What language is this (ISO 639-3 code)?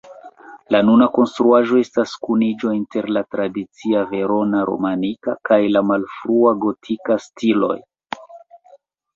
epo